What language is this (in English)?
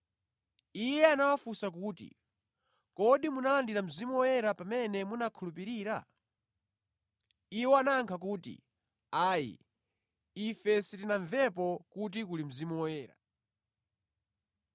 Nyanja